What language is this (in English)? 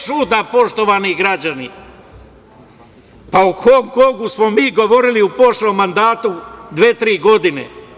Serbian